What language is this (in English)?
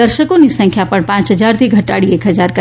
Gujarati